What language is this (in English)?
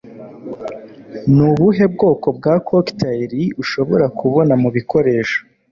Kinyarwanda